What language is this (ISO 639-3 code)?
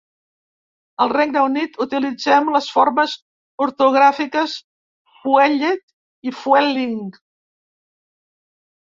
cat